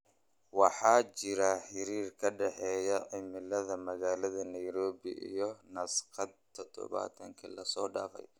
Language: Somali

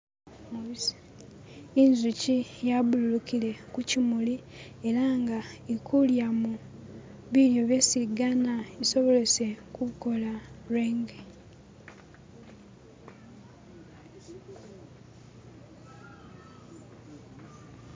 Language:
Masaaba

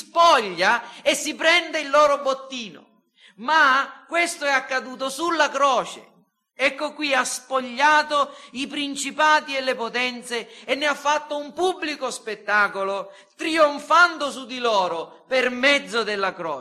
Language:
Italian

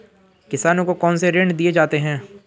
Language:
Hindi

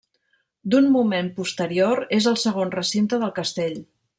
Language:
Catalan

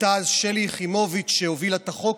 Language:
Hebrew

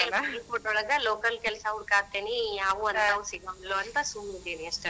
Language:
Kannada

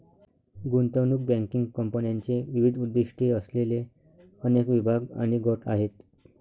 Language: Marathi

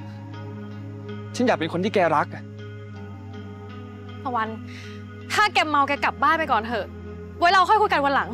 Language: Thai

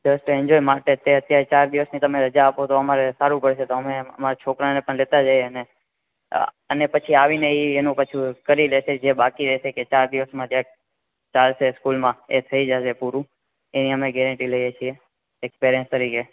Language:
Gujarati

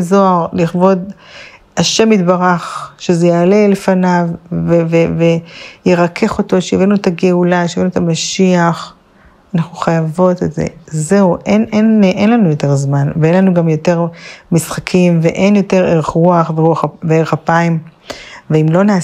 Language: Hebrew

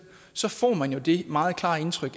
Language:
Danish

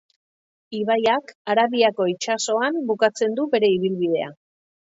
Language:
Basque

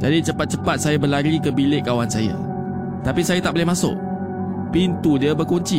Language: Malay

